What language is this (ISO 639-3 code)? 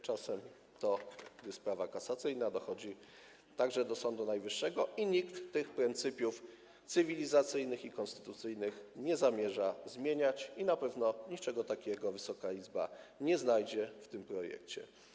pol